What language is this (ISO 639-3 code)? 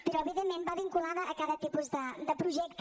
cat